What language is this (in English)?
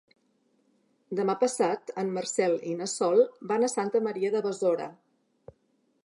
Catalan